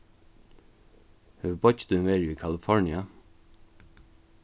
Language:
Faroese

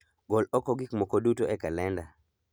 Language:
Luo (Kenya and Tanzania)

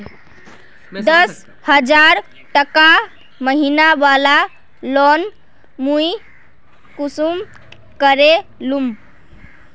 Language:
Magahi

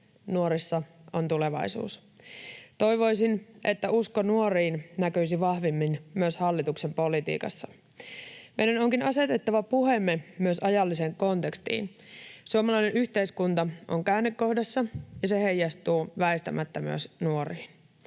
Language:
Finnish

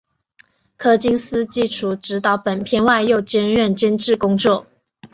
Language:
Chinese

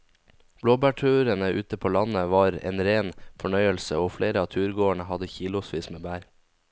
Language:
Norwegian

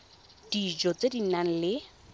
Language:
Tswana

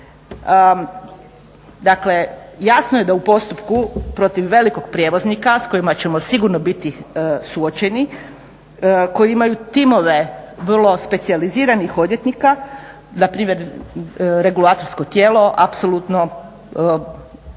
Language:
Croatian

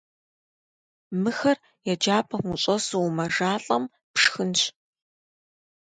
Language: Kabardian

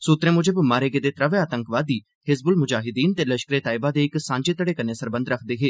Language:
Dogri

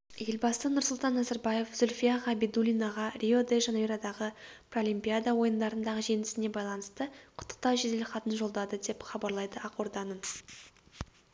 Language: Kazakh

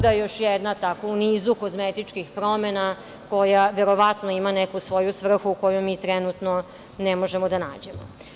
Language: Serbian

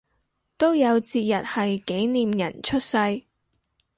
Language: Cantonese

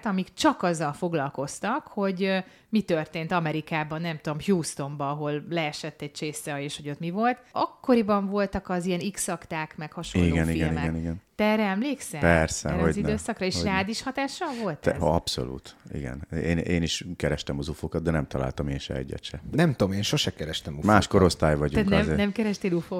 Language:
Hungarian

